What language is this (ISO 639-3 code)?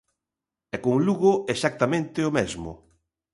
glg